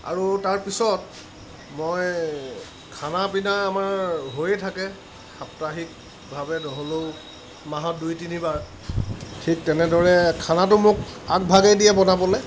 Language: Assamese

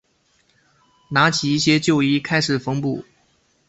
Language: Chinese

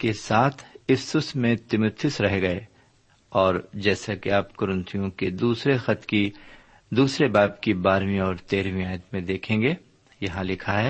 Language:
Urdu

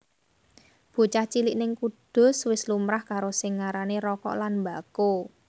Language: Javanese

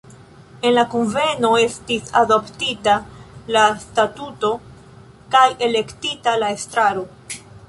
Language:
Esperanto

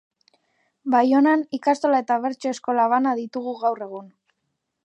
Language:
Basque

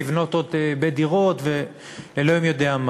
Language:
Hebrew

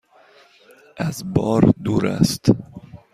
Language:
Persian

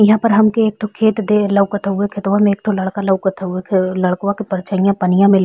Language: Bhojpuri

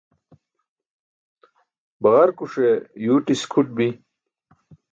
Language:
Burushaski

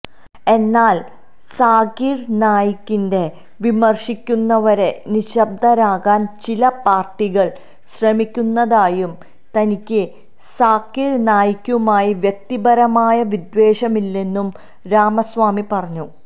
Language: Malayalam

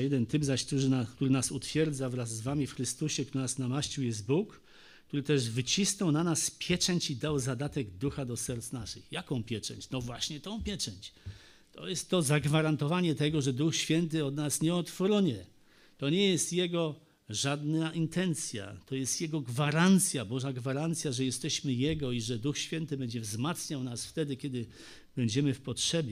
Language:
Polish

